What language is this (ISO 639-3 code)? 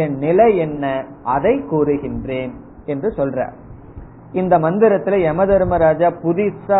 tam